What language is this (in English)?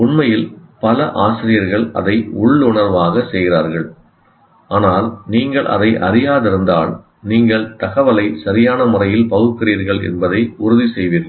Tamil